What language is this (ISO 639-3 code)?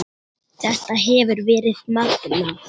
isl